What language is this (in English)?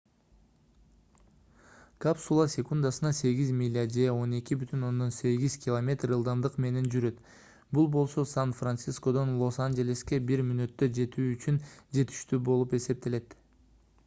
Kyrgyz